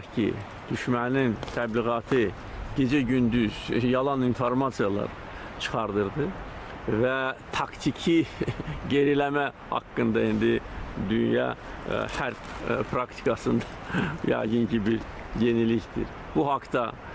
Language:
Turkish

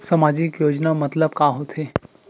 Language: Chhattisgarhi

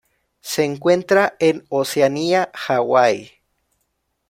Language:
Spanish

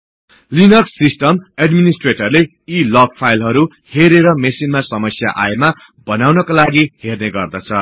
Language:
Nepali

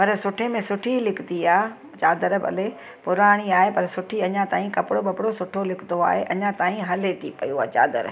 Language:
Sindhi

